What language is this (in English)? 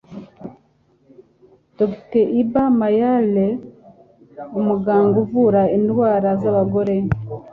Kinyarwanda